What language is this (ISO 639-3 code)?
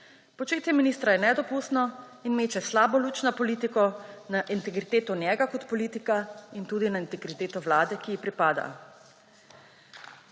slv